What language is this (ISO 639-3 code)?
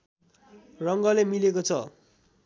nep